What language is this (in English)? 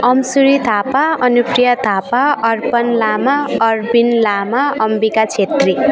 Nepali